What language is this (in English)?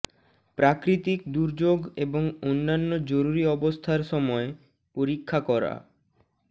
Bangla